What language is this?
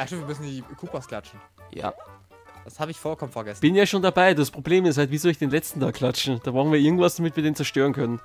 German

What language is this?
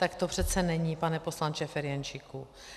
Czech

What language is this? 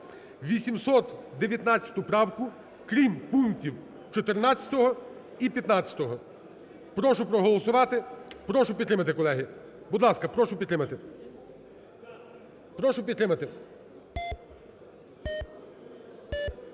Ukrainian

